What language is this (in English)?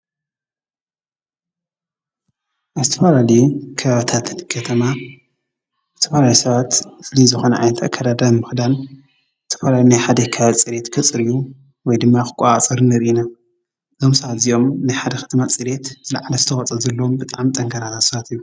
Tigrinya